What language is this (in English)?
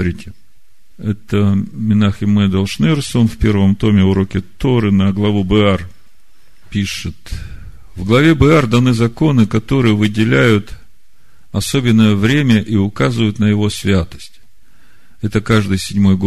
Russian